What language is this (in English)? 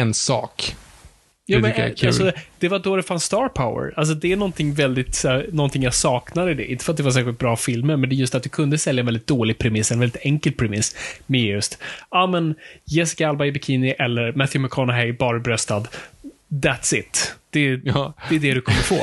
Swedish